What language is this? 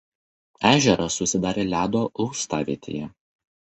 Lithuanian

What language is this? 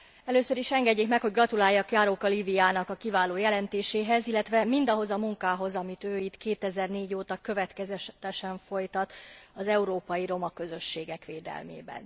Hungarian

